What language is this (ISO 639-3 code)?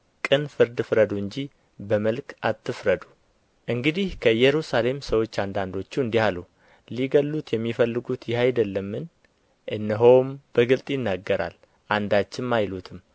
amh